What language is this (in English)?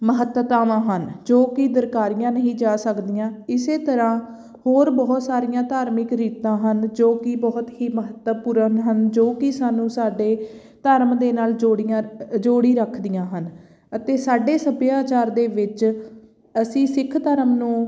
Punjabi